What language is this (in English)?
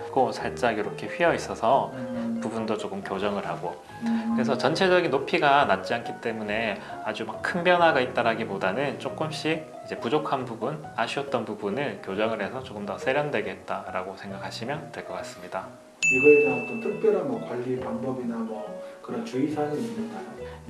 Korean